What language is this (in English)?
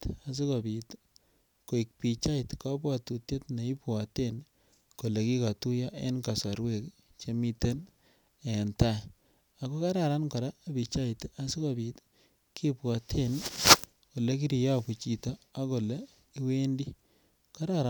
Kalenjin